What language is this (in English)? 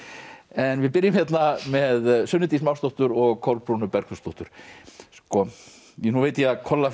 Icelandic